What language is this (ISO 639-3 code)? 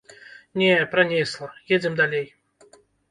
bel